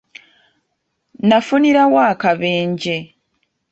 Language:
Ganda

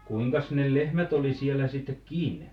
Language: Finnish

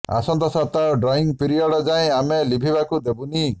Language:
Odia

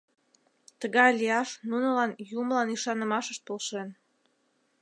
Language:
Mari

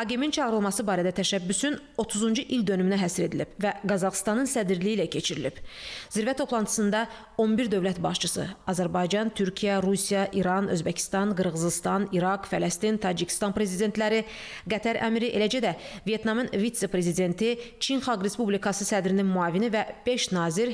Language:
Turkish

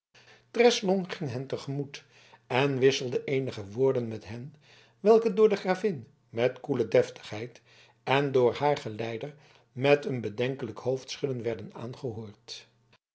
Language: Dutch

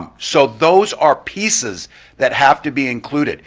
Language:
English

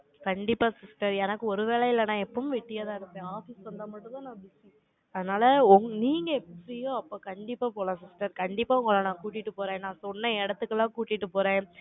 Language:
Tamil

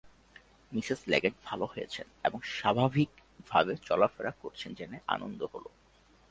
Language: Bangla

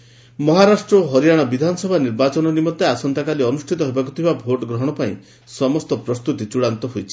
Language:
Odia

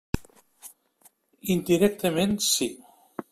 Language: Catalan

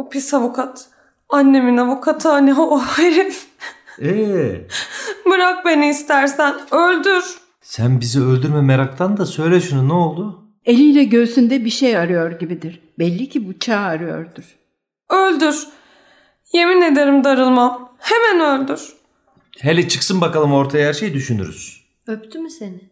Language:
Turkish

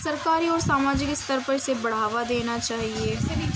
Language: Urdu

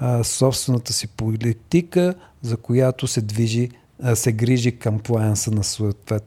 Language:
Bulgarian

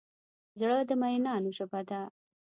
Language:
Pashto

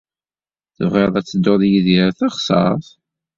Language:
Kabyle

